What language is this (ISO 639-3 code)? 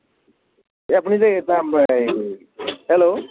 asm